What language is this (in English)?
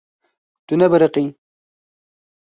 Kurdish